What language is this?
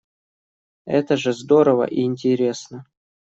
Russian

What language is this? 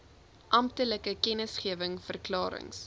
Afrikaans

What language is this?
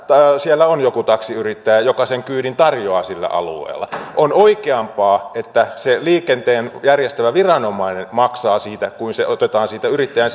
Finnish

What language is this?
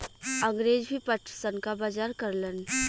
Bhojpuri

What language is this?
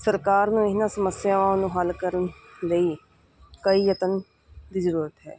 Punjabi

